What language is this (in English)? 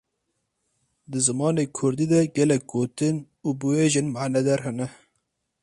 Kurdish